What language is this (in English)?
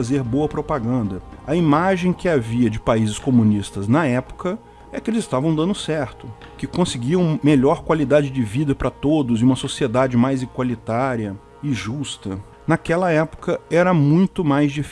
Portuguese